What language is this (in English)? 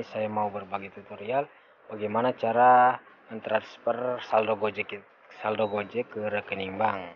Indonesian